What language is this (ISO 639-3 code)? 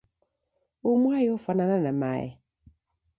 dav